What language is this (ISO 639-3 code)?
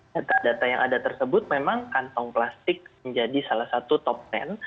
ind